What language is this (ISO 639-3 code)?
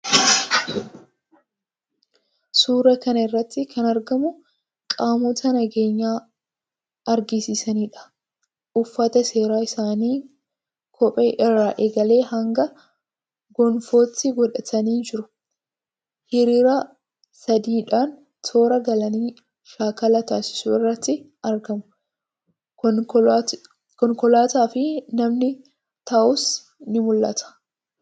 orm